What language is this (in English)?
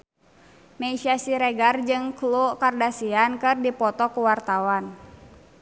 Sundanese